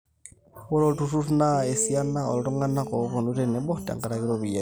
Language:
Masai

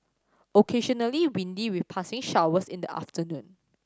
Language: English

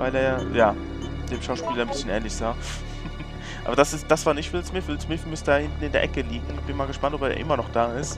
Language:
German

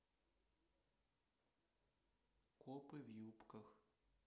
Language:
Russian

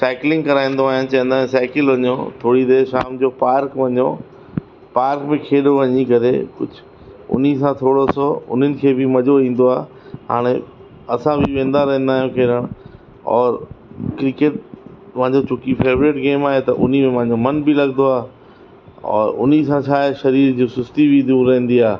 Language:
Sindhi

